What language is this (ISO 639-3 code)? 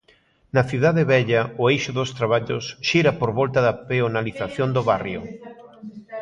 glg